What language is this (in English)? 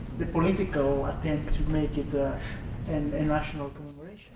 English